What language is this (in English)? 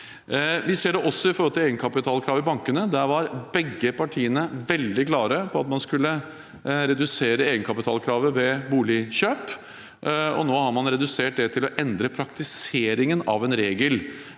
Norwegian